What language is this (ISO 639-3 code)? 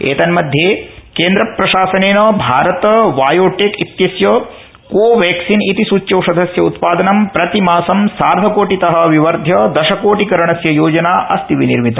san